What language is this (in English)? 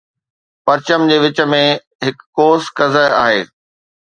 Sindhi